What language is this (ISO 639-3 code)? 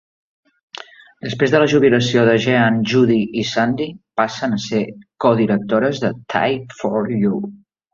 cat